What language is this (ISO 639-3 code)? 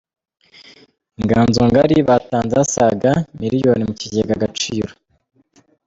kin